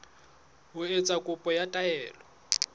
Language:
Southern Sotho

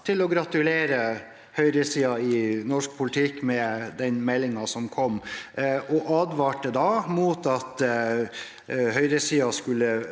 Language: Norwegian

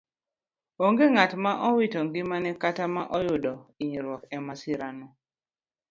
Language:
Luo (Kenya and Tanzania)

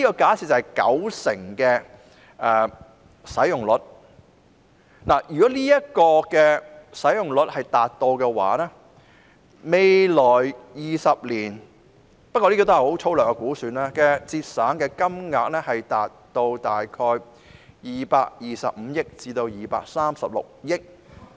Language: Cantonese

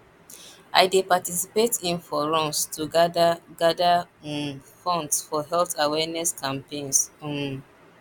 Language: Nigerian Pidgin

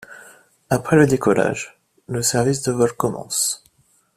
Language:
French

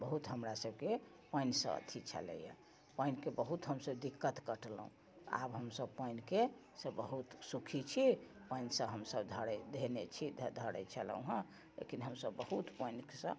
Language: Maithili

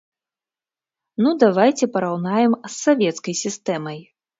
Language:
Belarusian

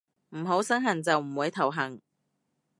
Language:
Cantonese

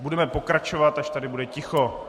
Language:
Czech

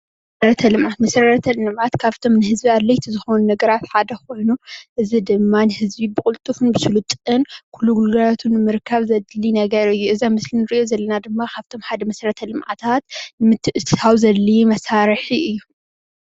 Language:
Tigrinya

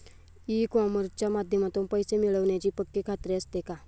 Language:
Marathi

